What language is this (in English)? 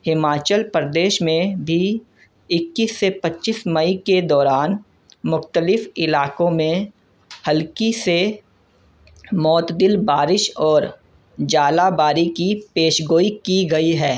Urdu